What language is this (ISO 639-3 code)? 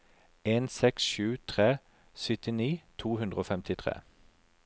nor